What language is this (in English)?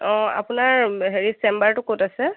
Assamese